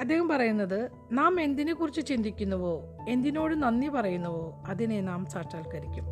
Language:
Malayalam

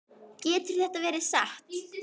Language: Icelandic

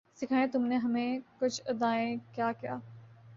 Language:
Urdu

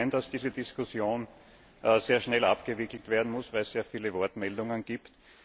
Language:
German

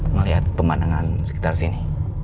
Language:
Indonesian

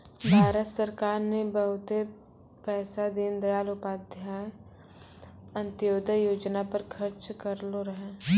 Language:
Maithili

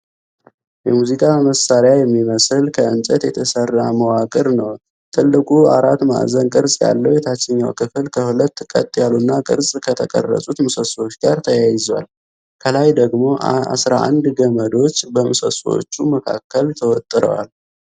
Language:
Amharic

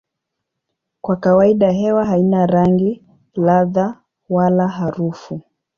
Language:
Swahili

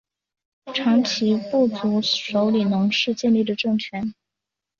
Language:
Chinese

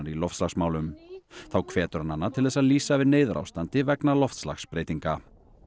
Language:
Icelandic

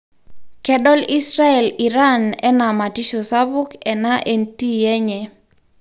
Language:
Masai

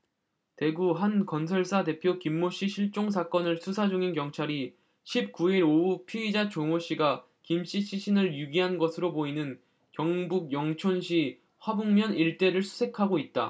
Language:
Korean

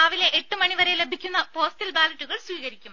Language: Malayalam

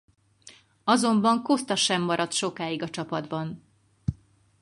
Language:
Hungarian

